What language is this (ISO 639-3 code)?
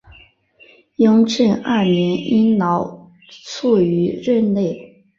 zho